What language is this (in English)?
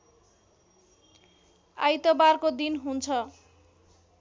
Nepali